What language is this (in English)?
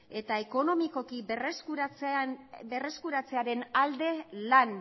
Basque